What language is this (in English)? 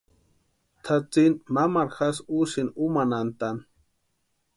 Western Highland Purepecha